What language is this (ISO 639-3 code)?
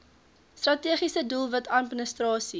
afr